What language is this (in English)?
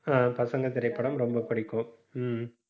Tamil